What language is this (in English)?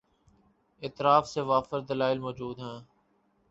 Urdu